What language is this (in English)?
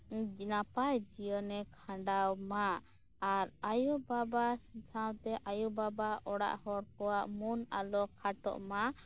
Santali